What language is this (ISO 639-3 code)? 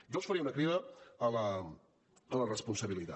cat